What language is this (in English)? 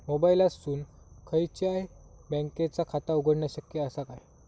Marathi